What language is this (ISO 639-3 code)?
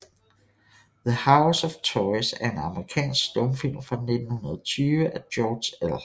dan